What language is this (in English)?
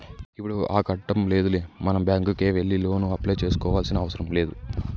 Telugu